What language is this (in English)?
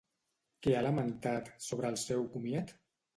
Catalan